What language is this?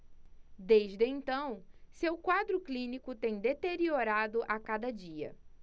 Portuguese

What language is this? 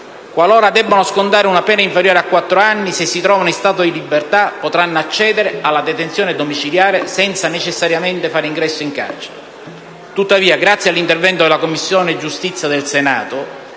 Italian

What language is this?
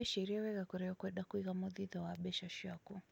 Kikuyu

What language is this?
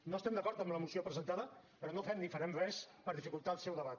Catalan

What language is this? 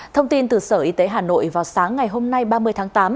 Vietnamese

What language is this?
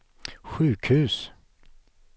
Swedish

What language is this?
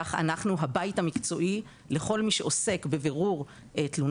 Hebrew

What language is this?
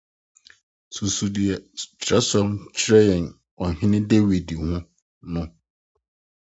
Akan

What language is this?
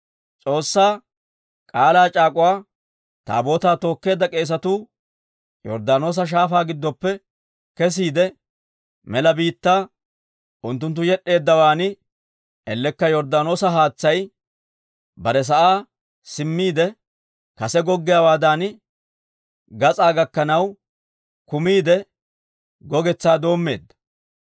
Dawro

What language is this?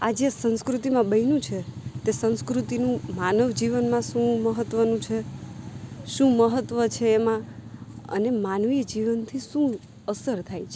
Gujarati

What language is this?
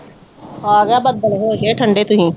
Punjabi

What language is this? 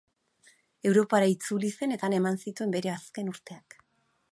Basque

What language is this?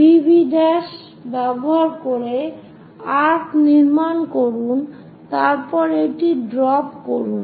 Bangla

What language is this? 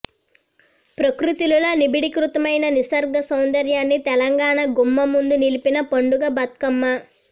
Telugu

